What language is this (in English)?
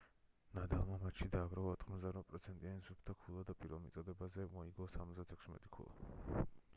Georgian